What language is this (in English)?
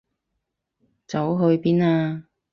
Cantonese